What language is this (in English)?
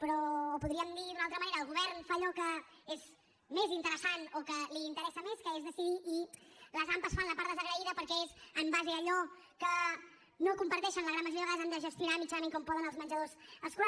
Catalan